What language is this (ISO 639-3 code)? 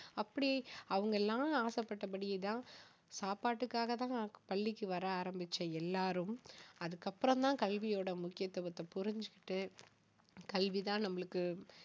tam